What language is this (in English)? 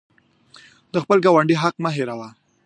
Pashto